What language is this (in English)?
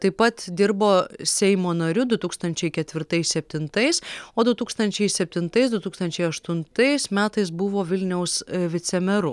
Lithuanian